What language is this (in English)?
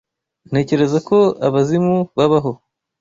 Kinyarwanda